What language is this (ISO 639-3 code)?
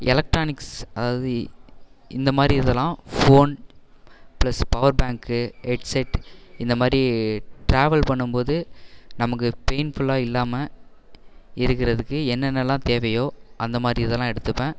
tam